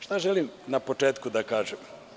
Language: Serbian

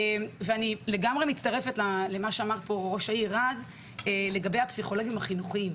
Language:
Hebrew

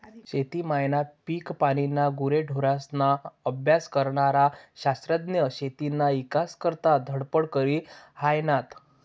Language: Marathi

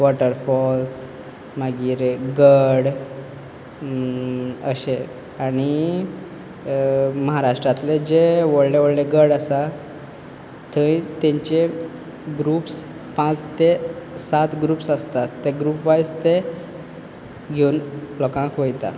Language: Konkani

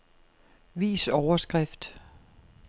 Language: Danish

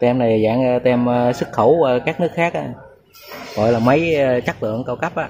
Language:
Vietnamese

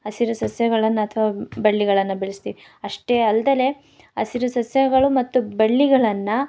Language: Kannada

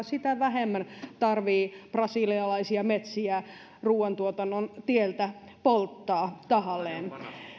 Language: Finnish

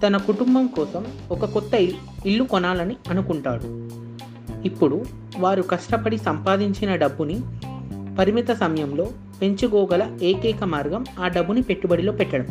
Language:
Telugu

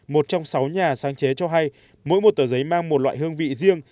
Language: Vietnamese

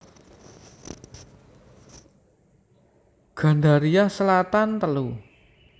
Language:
Javanese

